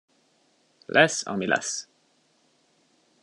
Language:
Hungarian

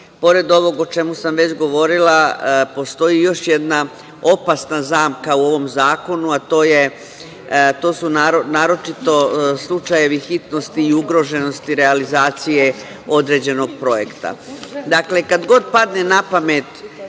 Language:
Serbian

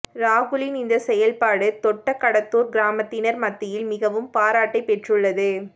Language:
Tamil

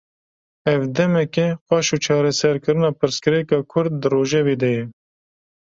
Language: Kurdish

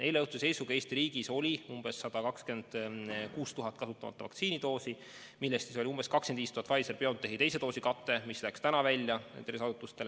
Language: Estonian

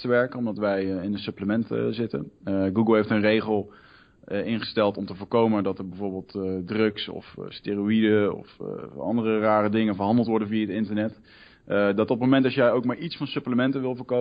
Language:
Dutch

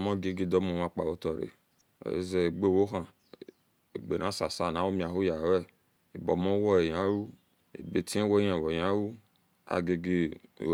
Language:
Esan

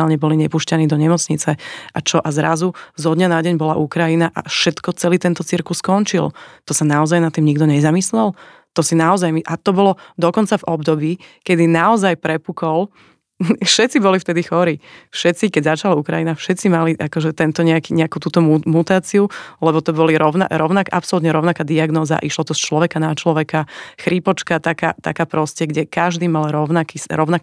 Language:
Slovak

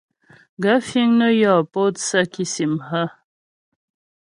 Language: Ghomala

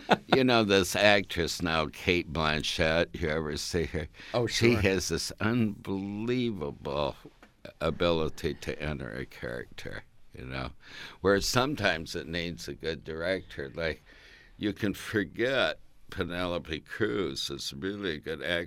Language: English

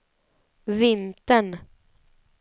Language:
Swedish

